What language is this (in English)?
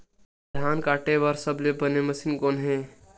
Chhattisgarhi